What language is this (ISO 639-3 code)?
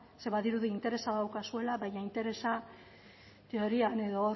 eus